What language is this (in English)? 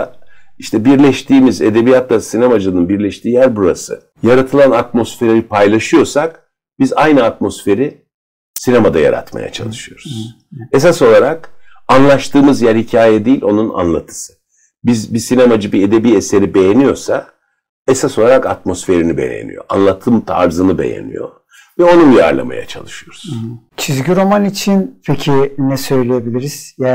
Turkish